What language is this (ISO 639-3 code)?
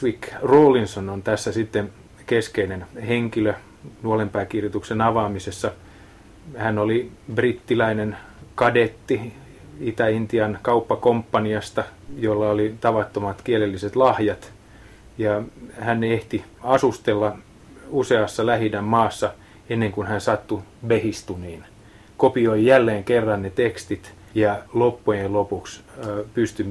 fin